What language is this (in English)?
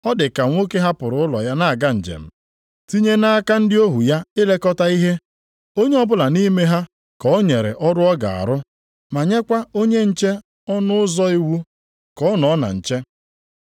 Igbo